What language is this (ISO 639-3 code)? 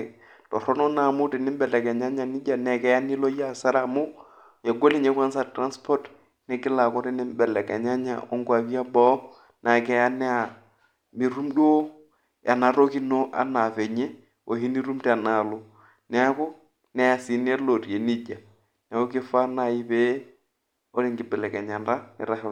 mas